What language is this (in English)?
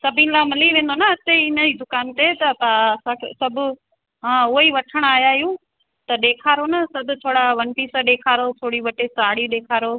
Sindhi